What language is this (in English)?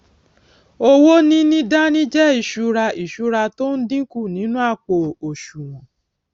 Yoruba